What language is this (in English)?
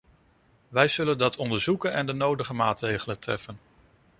Dutch